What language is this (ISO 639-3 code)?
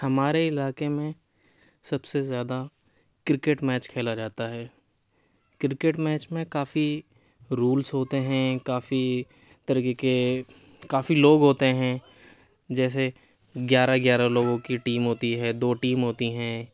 urd